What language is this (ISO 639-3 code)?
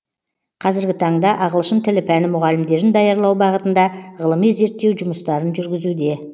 kaz